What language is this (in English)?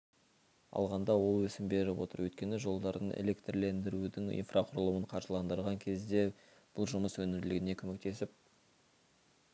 Kazakh